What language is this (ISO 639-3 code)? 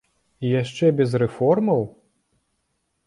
bel